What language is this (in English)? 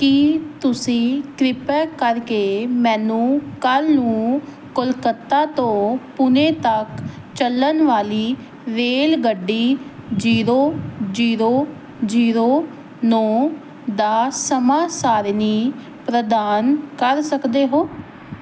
Punjabi